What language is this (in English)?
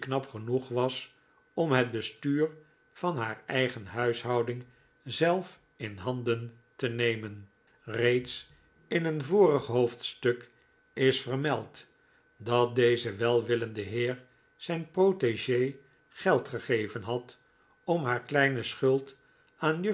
Dutch